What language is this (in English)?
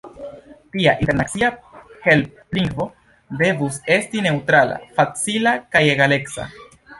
Esperanto